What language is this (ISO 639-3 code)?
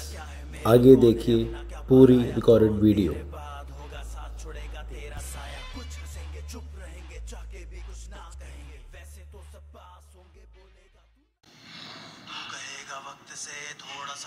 spa